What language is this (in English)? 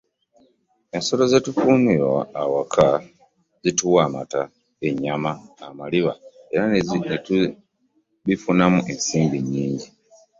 Ganda